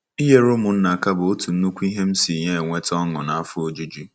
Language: Igbo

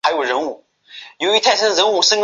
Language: Chinese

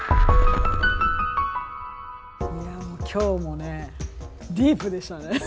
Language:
Japanese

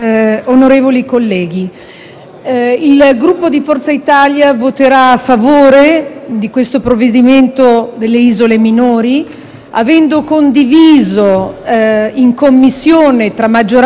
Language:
Italian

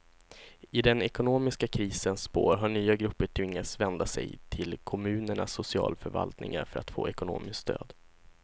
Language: Swedish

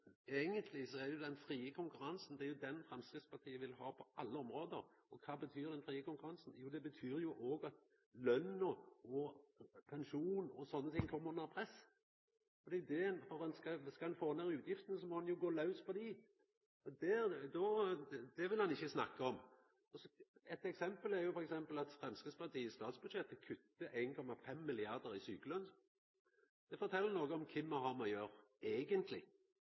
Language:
Norwegian Nynorsk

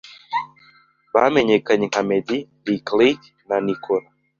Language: Kinyarwanda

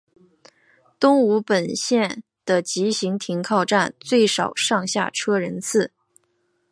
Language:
Chinese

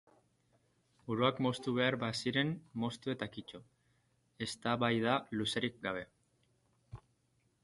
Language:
Basque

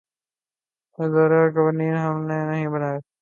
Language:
Urdu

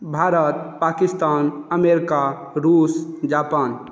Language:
Maithili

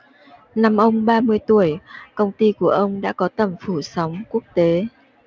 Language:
Vietnamese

